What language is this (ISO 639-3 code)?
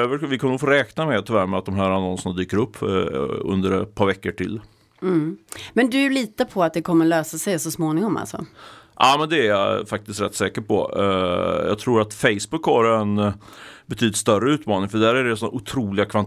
swe